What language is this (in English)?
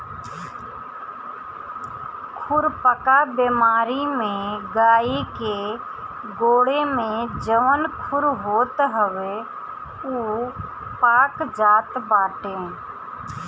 Bhojpuri